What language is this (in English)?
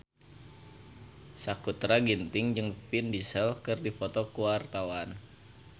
Sundanese